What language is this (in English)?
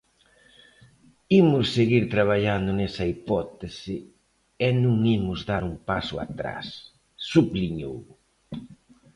Galician